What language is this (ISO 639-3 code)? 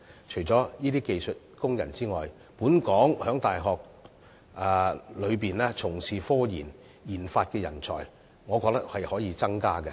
yue